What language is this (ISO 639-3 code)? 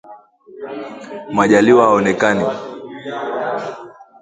swa